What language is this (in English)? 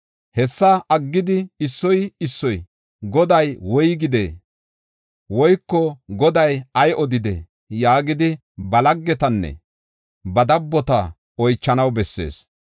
Gofa